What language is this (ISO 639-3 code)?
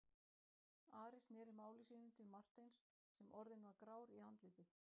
isl